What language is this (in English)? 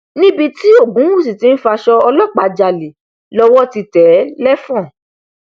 Yoruba